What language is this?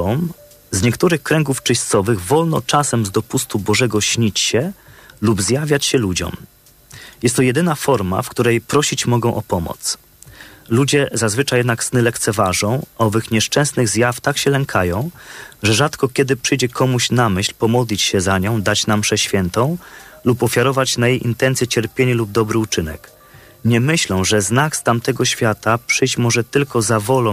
Polish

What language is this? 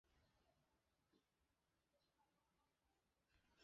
Chinese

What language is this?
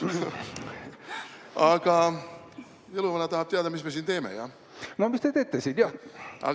Estonian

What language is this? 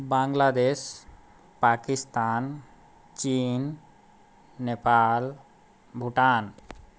Maithili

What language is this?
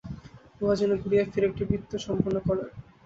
Bangla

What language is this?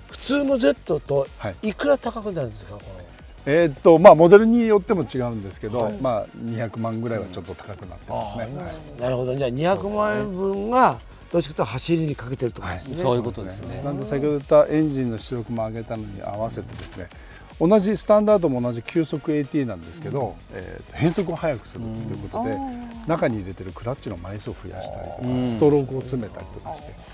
Japanese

